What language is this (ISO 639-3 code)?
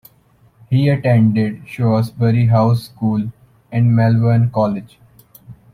eng